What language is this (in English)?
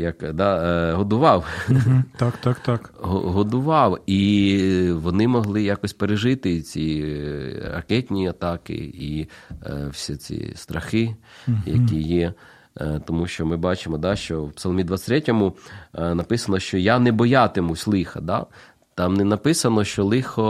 Ukrainian